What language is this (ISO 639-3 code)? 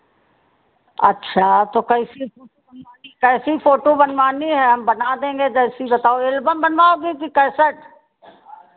hin